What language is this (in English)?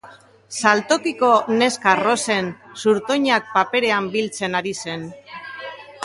Basque